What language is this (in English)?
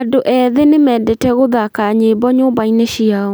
Kikuyu